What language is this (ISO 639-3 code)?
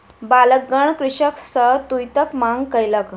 mai